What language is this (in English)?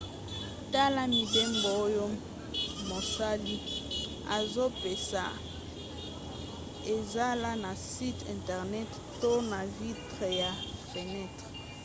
Lingala